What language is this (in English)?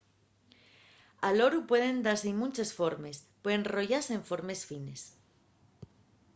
Asturian